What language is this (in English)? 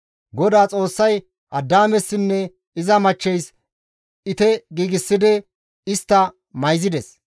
Gamo